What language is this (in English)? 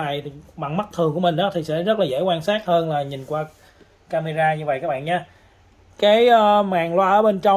Vietnamese